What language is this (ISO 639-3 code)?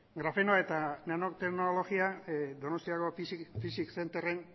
eus